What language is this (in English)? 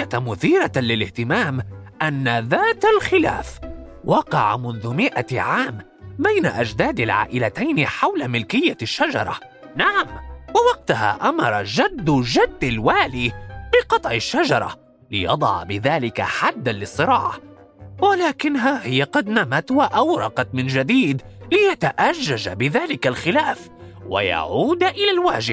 Arabic